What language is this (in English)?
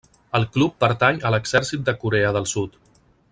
Catalan